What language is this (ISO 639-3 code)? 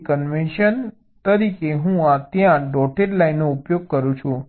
guj